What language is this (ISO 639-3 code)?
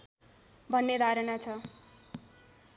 nep